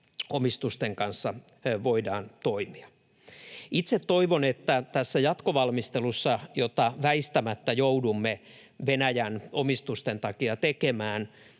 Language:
Finnish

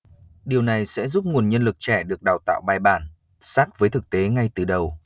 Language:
Vietnamese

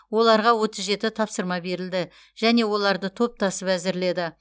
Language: Kazakh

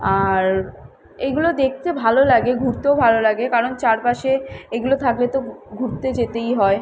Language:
Bangla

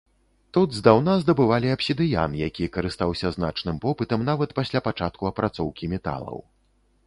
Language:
Belarusian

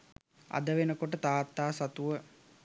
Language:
Sinhala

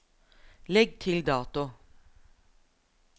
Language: Norwegian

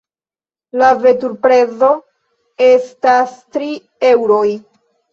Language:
Esperanto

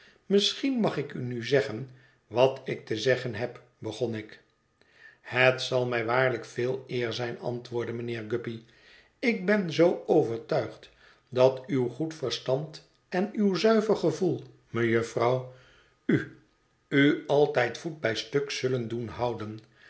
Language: Dutch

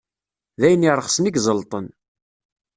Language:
Kabyle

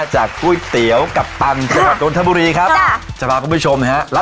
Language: Thai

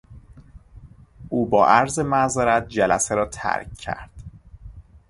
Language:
Persian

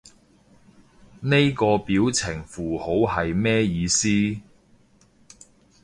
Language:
Cantonese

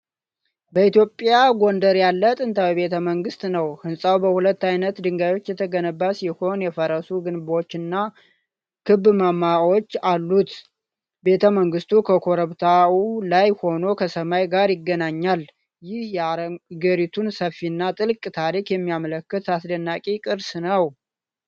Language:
Amharic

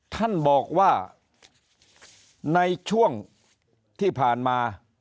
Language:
Thai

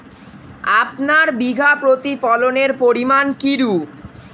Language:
Bangla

